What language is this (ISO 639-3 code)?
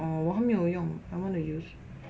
eng